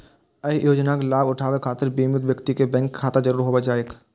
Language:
Maithili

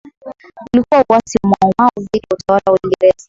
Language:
Swahili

